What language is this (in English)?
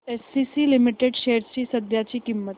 Marathi